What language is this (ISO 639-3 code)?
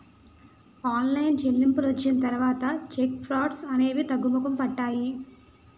tel